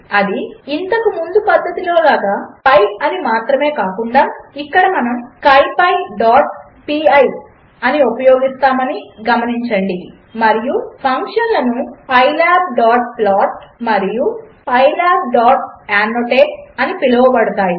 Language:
Telugu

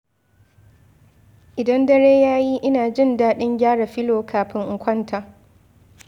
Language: Hausa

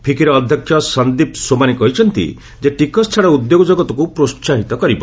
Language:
Odia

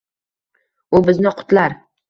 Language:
Uzbek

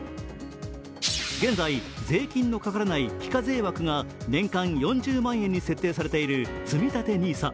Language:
Japanese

